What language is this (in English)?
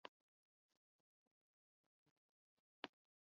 Urdu